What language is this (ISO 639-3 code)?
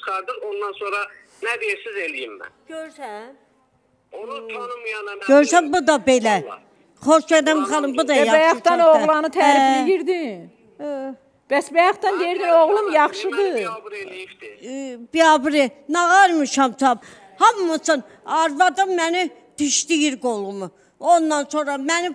tur